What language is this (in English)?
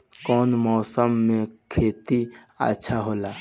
Bhojpuri